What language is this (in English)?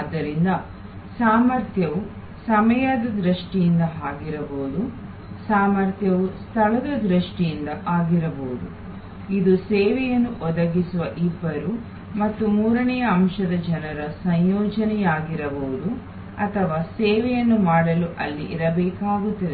Kannada